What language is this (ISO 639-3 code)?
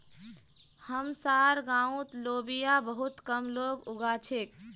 mag